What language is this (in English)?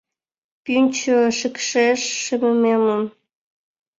Mari